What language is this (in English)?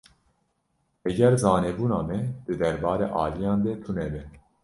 Kurdish